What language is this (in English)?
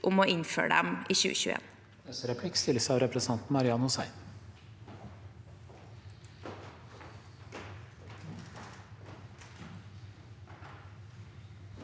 Norwegian